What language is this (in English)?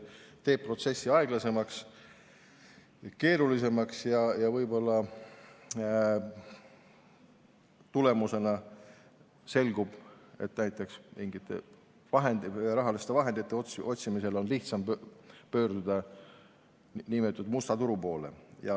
Estonian